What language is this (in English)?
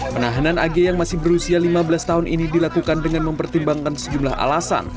Indonesian